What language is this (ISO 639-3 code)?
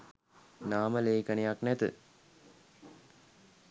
sin